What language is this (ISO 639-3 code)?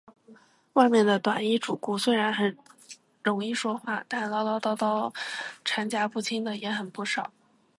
zho